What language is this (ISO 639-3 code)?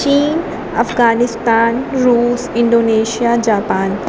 urd